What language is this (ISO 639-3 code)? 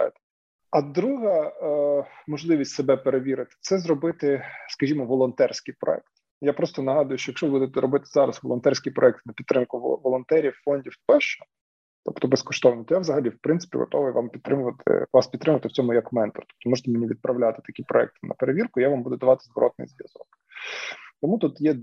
ukr